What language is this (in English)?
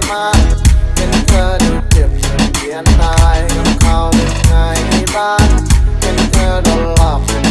Vietnamese